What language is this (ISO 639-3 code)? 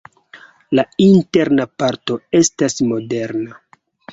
epo